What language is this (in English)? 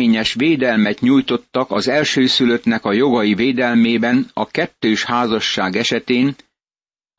Hungarian